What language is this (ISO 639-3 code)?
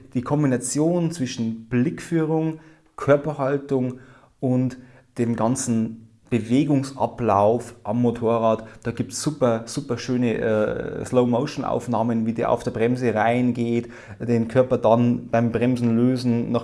deu